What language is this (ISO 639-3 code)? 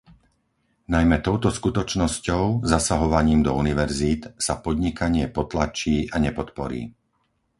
slk